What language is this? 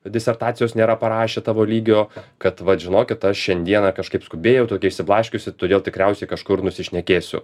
Lithuanian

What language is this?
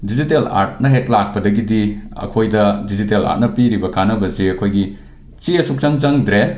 Manipuri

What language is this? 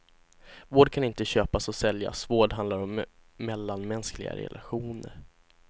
Swedish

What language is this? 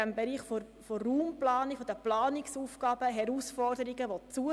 Swiss German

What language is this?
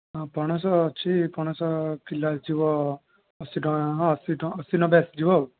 Odia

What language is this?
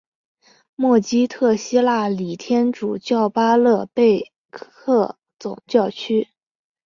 Chinese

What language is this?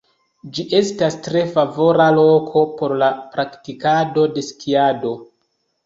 Esperanto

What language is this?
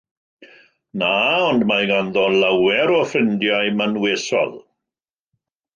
Welsh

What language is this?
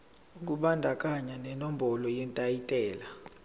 Zulu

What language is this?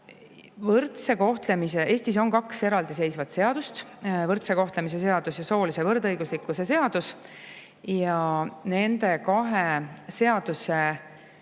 Estonian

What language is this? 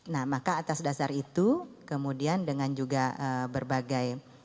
Indonesian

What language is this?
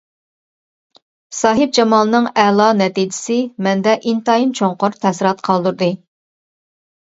Uyghur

